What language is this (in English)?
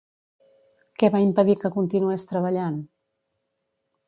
Catalan